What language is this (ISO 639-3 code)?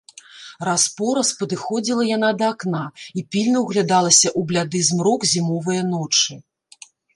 bel